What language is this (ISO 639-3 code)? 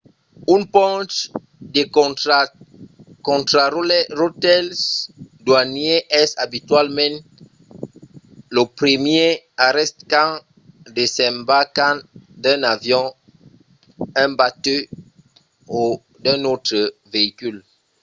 oci